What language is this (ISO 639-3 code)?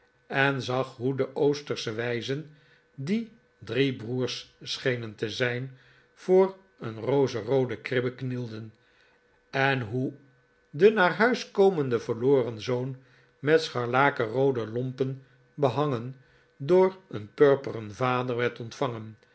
nld